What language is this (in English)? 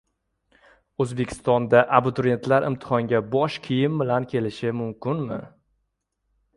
Uzbek